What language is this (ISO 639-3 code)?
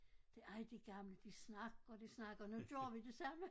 dan